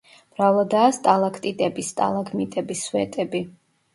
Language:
Georgian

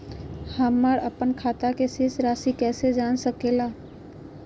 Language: Magahi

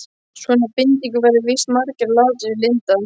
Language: Icelandic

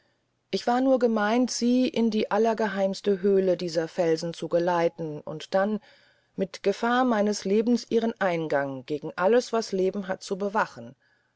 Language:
German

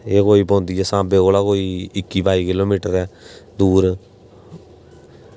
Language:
Dogri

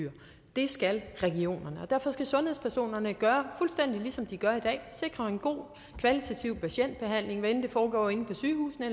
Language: Danish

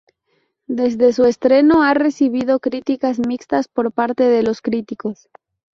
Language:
Spanish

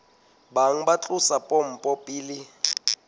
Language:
Southern Sotho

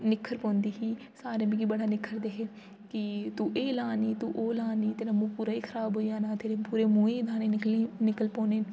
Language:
Dogri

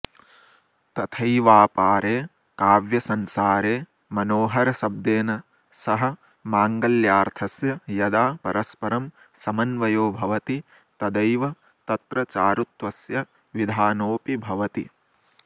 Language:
Sanskrit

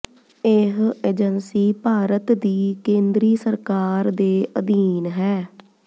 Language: Punjabi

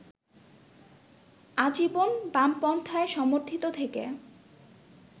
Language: Bangla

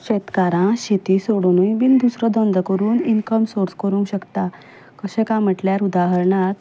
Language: Konkani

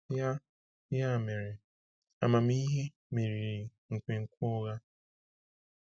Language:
Igbo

